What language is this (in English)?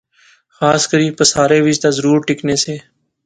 Pahari-Potwari